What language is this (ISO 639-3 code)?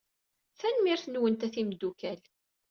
kab